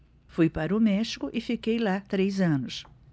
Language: Portuguese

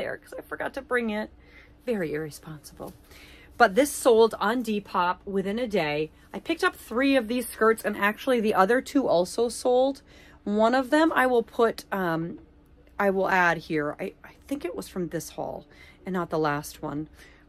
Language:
English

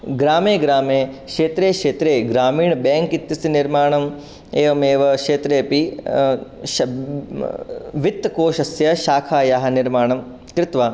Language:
Sanskrit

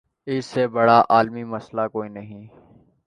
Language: Urdu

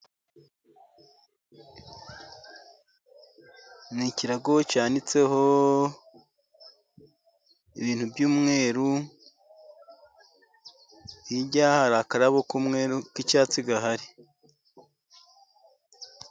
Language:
Kinyarwanda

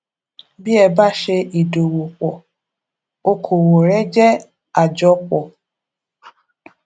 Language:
Yoruba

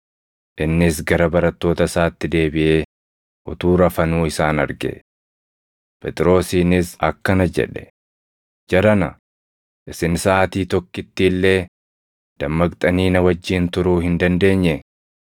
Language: Oromo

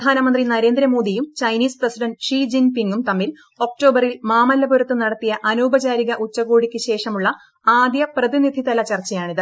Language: Malayalam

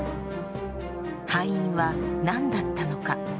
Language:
Japanese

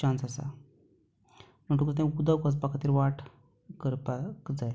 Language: Konkani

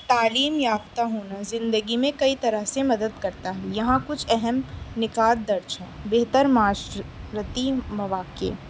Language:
Urdu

